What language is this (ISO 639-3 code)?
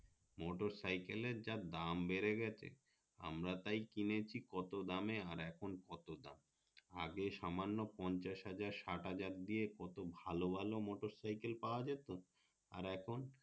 ben